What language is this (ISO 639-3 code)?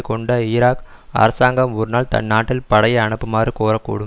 tam